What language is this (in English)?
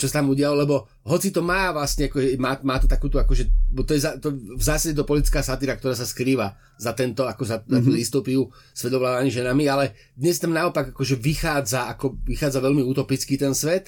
Slovak